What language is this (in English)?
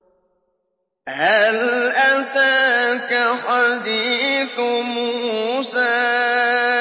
Arabic